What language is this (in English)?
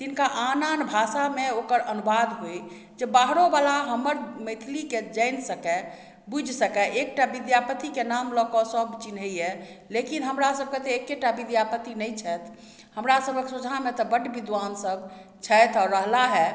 Maithili